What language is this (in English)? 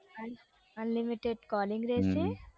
Gujarati